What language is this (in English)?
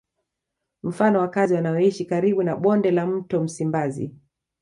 Swahili